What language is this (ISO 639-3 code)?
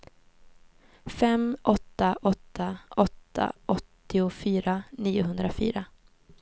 swe